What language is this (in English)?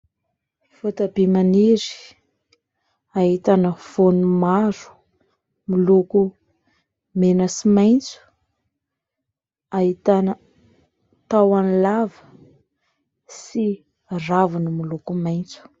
Malagasy